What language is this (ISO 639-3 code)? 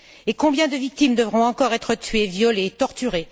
fra